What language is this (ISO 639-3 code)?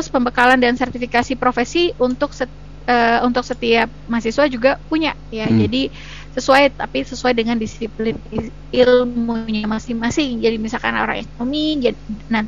ind